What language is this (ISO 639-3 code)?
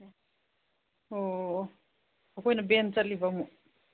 mni